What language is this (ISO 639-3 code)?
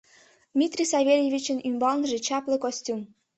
chm